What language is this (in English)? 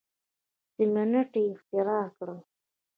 Pashto